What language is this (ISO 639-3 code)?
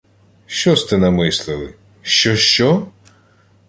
ukr